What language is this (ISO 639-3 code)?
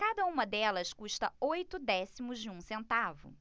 por